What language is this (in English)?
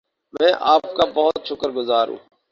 Urdu